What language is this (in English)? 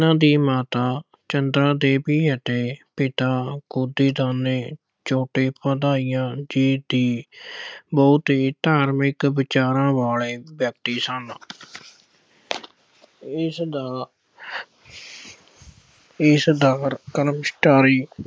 Punjabi